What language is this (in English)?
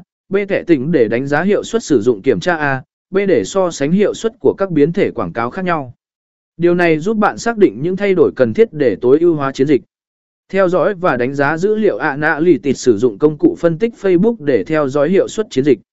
Vietnamese